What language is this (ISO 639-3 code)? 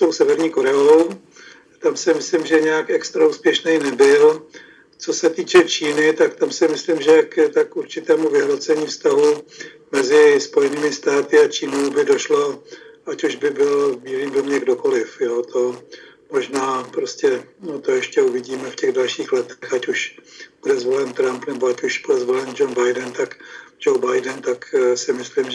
ces